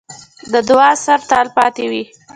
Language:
Pashto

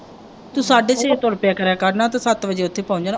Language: Punjabi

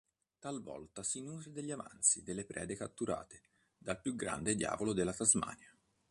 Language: Italian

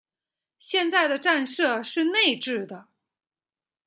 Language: Chinese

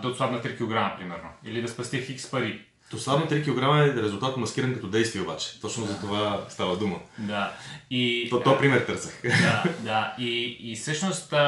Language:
Bulgarian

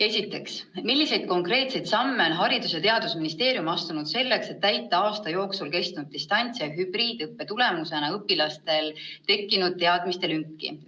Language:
Estonian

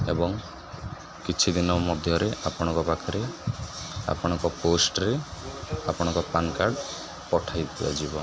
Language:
Odia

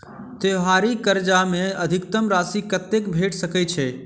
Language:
Maithili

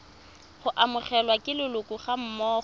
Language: Tswana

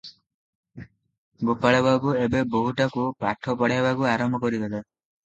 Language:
Odia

